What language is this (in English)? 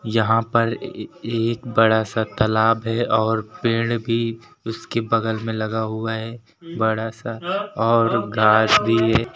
Hindi